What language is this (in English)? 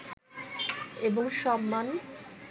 Bangla